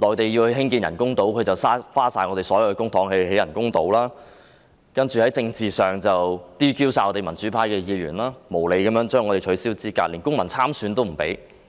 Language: Cantonese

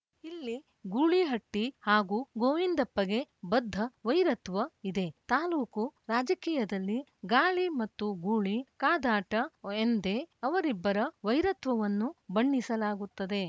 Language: Kannada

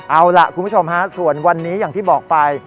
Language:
Thai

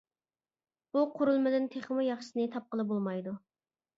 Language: Uyghur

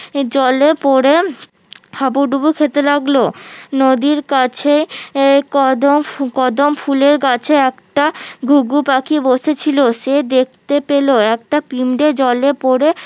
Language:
Bangla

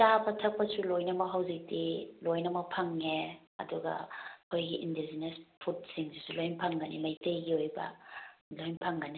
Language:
Manipuri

